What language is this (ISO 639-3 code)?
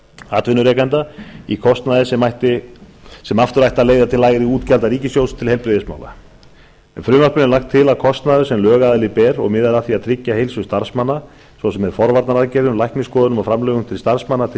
isl